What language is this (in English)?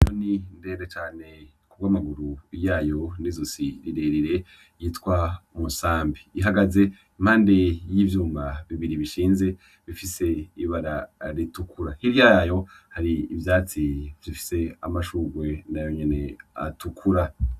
Rundi